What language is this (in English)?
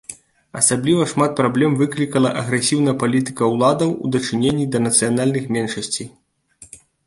Belarusian